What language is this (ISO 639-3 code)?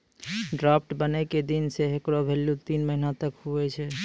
mai